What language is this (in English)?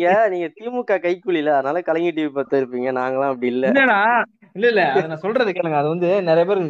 Tamil